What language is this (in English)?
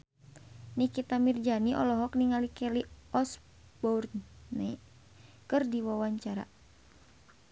Sundanese